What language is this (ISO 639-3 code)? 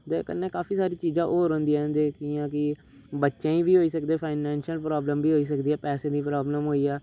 doi